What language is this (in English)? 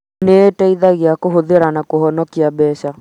Kikuyu